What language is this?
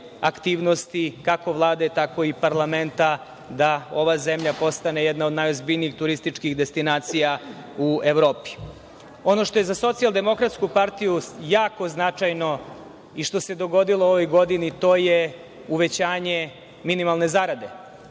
Serbian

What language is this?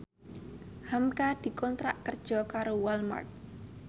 Javanese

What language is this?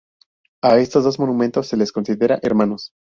Spanish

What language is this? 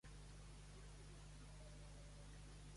Catalan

